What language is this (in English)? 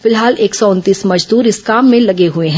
Hindi